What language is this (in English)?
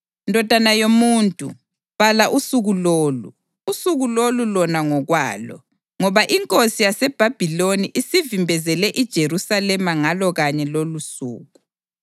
North Ndebele